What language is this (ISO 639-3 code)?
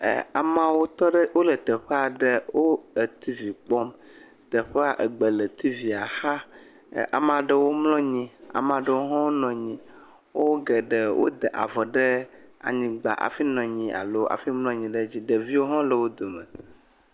ewe